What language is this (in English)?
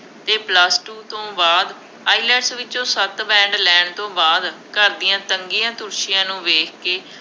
Punjabi